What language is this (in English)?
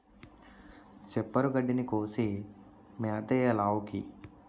Telugu